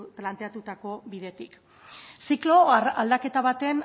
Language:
Basque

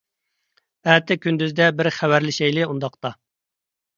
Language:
Uyghur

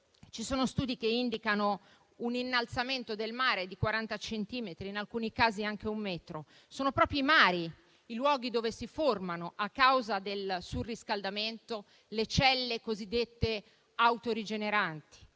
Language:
Italian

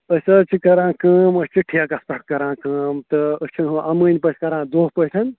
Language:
Kashmiri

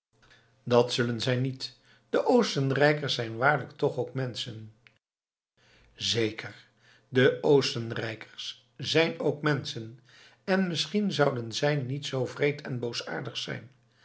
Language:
Dutch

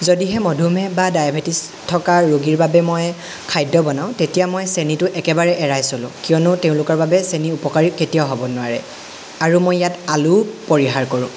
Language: Assamese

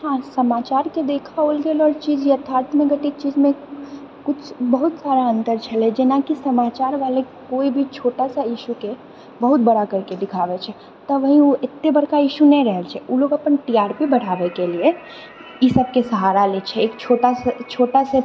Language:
Maithili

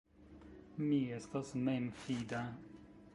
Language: Esperanto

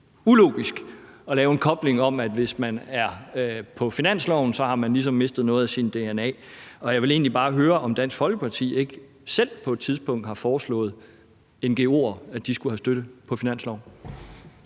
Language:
Danish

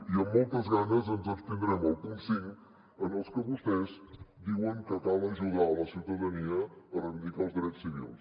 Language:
Catalan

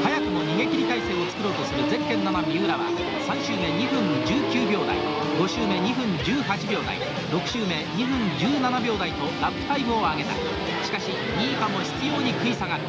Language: Japanese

